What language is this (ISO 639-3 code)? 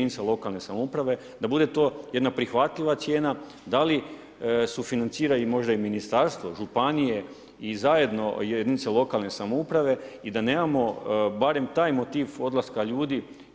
hrv